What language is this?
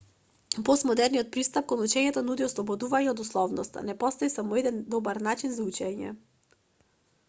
Macedonian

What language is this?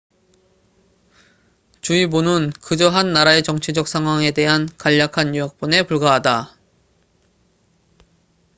Korean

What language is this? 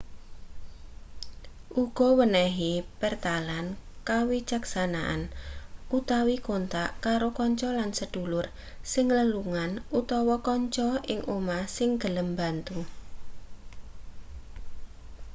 Javanese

